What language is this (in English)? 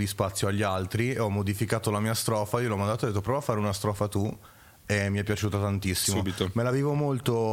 Italian